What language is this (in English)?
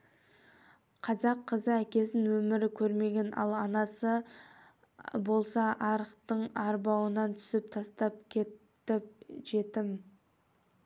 Kazakh